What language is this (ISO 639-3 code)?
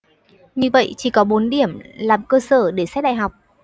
vie